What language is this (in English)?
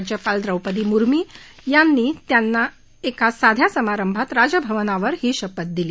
Marathi